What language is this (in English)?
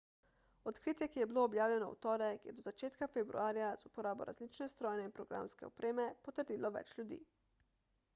Slovenian